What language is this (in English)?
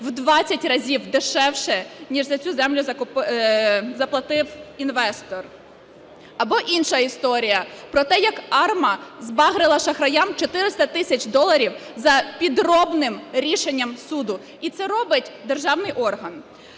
Ukrainian